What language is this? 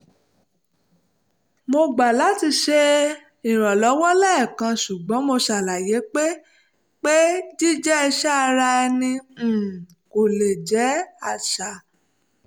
Yoruba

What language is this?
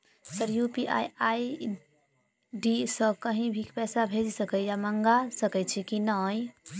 Maithili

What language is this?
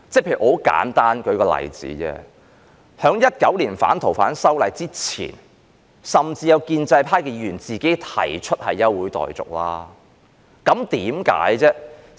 Cantonese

